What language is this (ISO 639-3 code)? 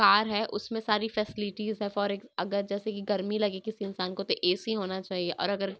urd